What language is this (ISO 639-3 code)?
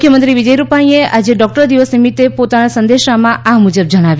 guj